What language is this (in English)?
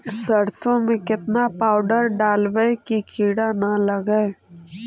Magahi